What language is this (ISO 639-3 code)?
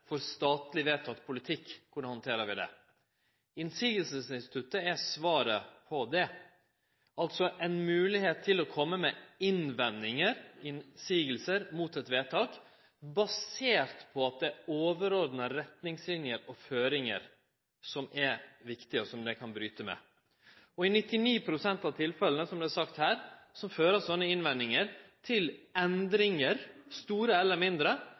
nno